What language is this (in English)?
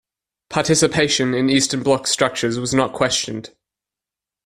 English